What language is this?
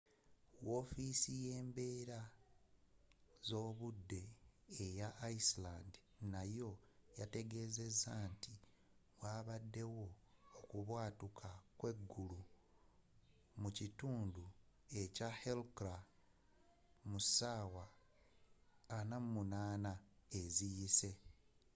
Ganda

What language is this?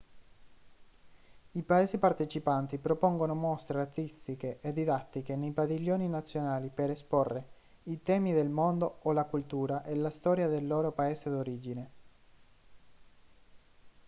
Italian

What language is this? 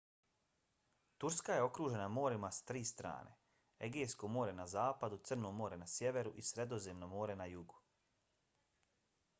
Bosnian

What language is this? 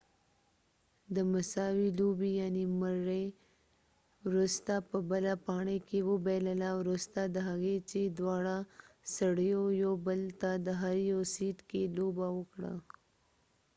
Pashto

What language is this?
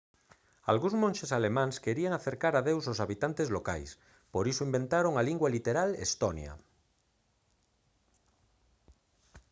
Galician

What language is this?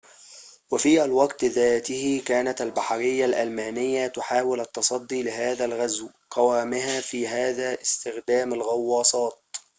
Arabic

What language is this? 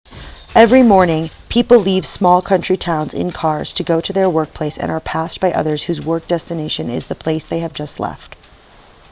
English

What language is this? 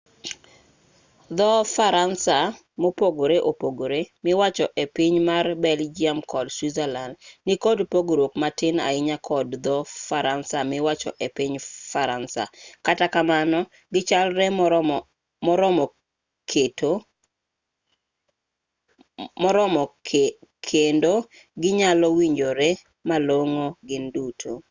Luo (Kenya and Tanzania)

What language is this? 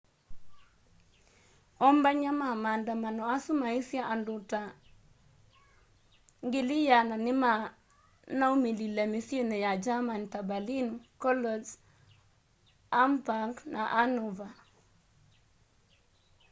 Kamba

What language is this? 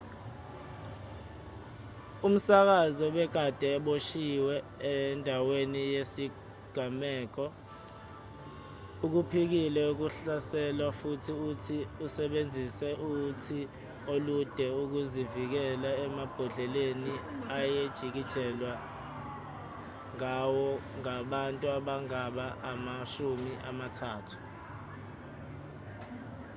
Zulu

